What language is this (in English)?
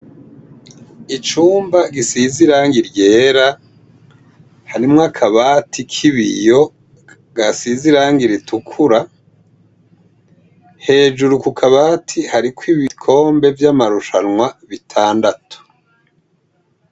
Rundi